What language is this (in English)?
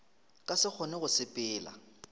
Northern Sotho